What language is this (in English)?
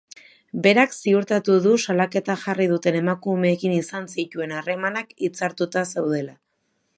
Basque